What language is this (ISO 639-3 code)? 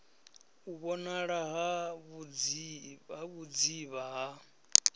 ven